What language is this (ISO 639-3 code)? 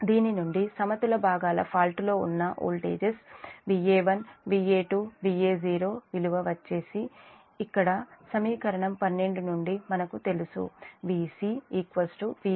tel